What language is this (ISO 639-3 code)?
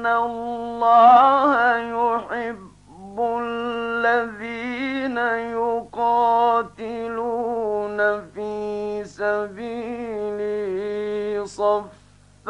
ara